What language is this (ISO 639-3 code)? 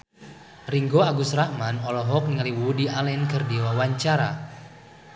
sun